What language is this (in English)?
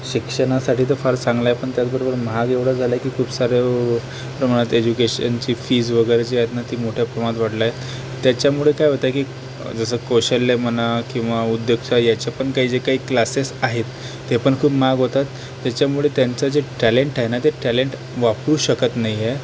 Marathi